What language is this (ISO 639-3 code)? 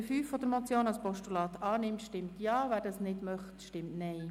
gsw